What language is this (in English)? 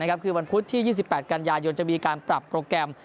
Thai